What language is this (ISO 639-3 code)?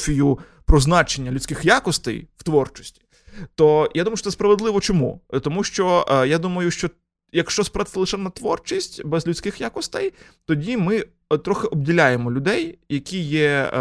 ukr